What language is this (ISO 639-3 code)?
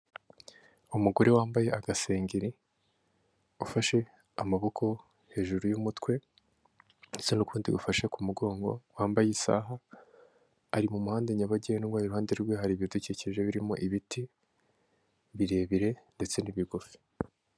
kin